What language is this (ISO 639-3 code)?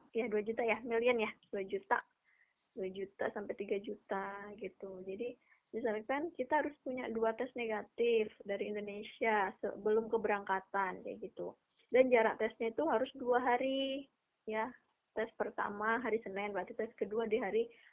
ind